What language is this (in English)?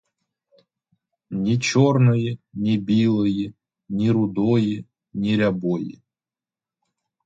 Ukrainian